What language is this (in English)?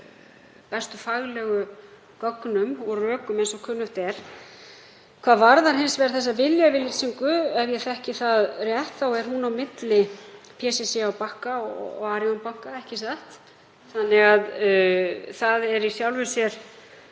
Icelandic